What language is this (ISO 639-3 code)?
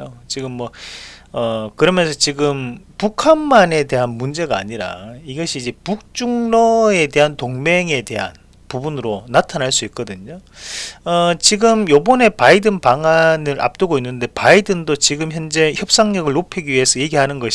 kor